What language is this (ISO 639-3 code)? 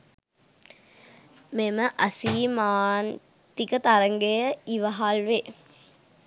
sin